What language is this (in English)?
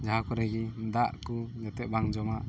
Santali